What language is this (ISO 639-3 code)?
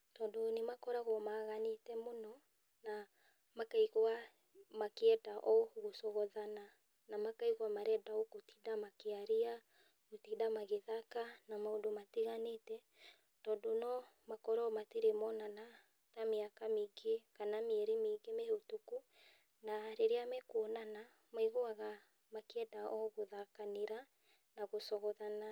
kik